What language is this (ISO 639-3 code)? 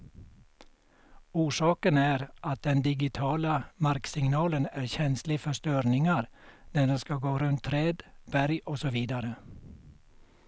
swe